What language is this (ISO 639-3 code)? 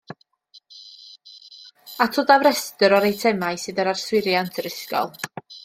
cym